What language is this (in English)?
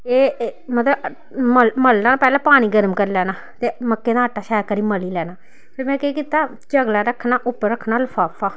Dogri